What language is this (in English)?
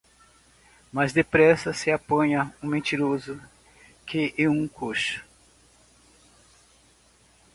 Portuguese